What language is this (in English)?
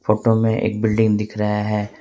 Hindi